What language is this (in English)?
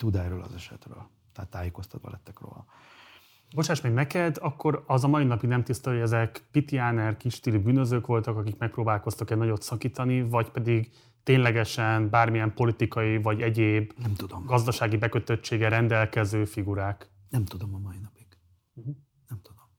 Hungarian